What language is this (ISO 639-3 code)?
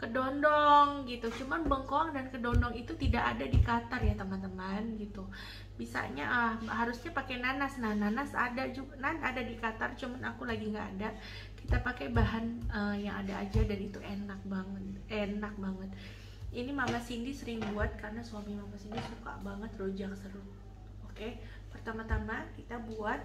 ind